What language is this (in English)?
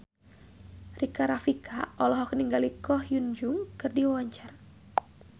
Sundanese